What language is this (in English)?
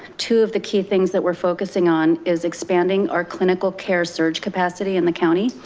English